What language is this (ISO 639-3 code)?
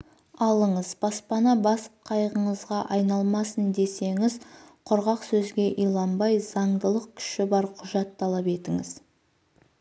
kaz